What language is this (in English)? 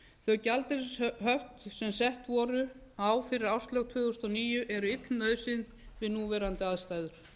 Icelandic